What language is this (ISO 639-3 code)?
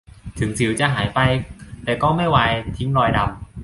tha